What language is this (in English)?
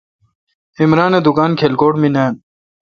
Kalkoti